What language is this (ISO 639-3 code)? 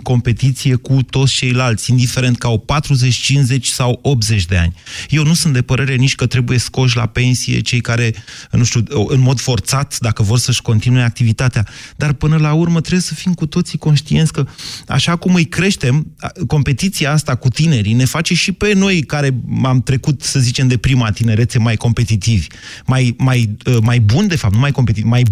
ron